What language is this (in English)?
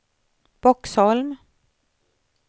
Swedish